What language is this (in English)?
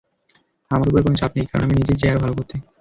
Bangla